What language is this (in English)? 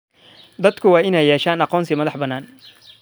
Somali